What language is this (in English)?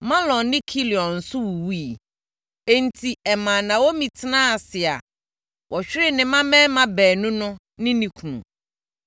Akan